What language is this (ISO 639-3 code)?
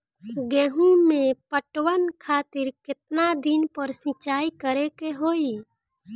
bho